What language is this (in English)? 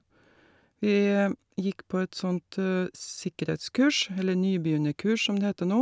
Norwegian